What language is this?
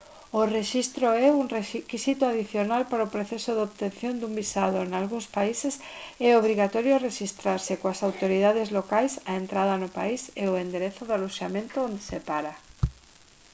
Galician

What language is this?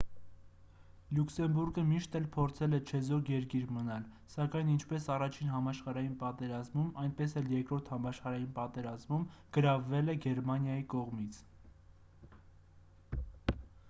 Armenian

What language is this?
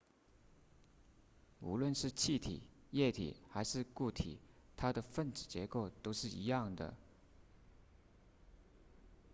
Chinese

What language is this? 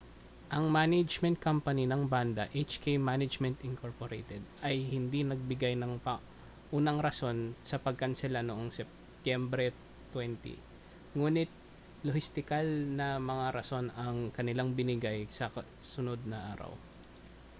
Filipino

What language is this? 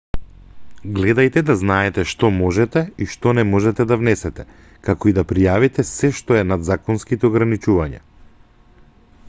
Macedonian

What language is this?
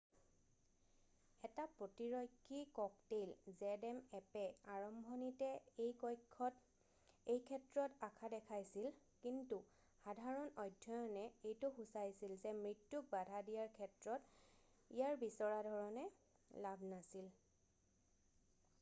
Assamese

